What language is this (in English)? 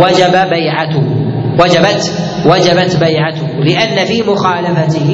Arabic